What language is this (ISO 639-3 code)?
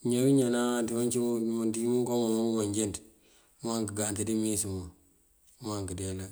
mfv